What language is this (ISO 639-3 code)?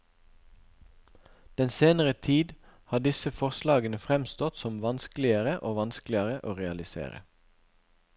nor